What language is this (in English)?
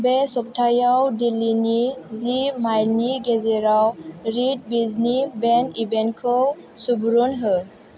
Bodo